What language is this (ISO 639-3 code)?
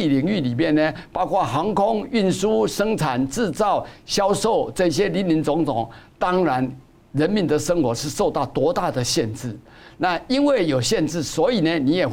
zho